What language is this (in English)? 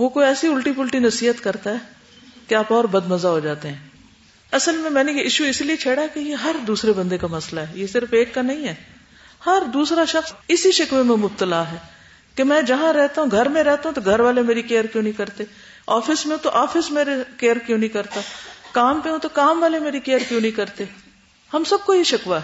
Urdu